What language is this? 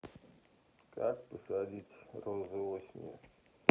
Russian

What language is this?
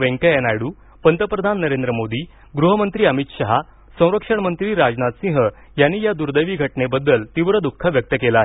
Marathi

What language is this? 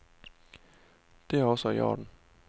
Danish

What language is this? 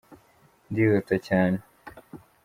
Kinyarwanda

